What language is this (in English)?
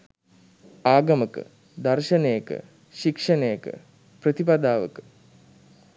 Sinhala